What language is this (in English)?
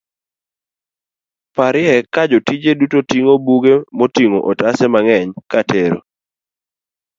Luo (Kenya and Tanzania)